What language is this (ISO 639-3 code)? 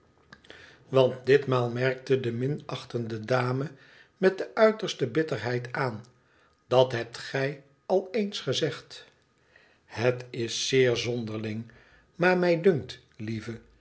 nld